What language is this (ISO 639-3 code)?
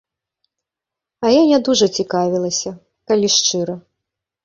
bel